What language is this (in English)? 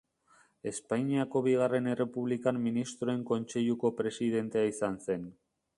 Basque